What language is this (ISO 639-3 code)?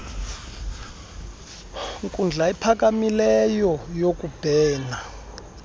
xho